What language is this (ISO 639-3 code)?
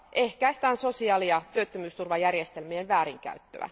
fin